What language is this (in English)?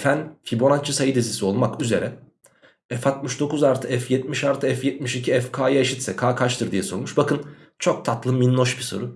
Turkish